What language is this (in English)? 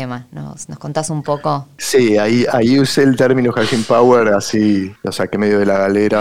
Spanish